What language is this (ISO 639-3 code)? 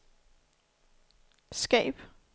dan